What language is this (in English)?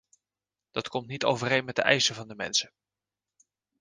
Dutch